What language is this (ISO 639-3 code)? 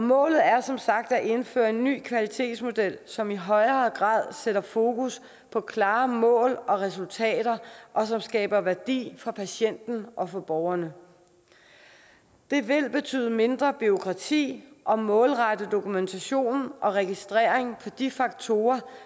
dan